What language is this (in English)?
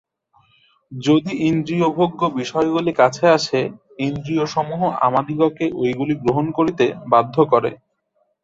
Bangla